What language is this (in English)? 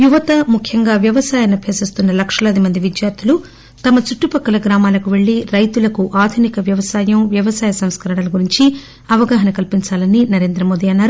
Telugu